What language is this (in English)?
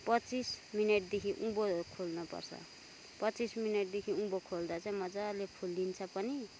Nepali